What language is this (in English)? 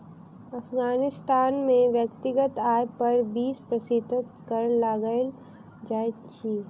Maithili